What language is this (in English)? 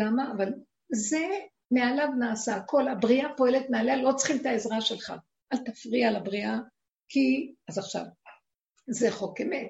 Hebrew